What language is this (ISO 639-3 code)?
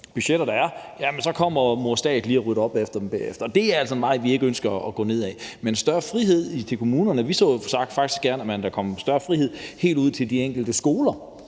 dan